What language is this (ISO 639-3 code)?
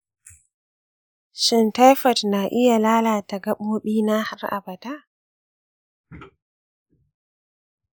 hau